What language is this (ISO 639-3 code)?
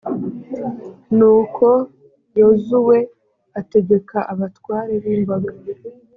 kin